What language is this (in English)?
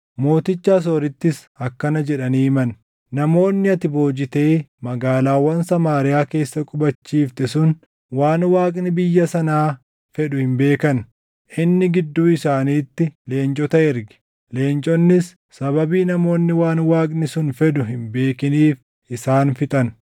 Oromo